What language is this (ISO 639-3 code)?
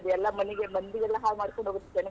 kan